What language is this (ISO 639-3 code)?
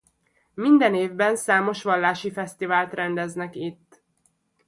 hun